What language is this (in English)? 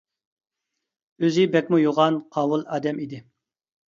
Uyghur